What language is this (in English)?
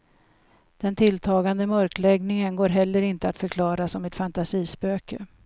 Swedish